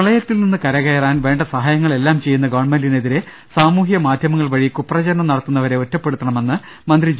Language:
Malayalam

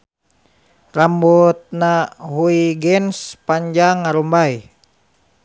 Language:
Sundanese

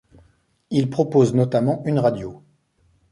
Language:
French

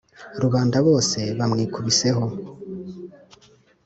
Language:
Kinyarwanda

